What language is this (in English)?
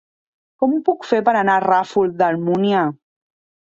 Catalan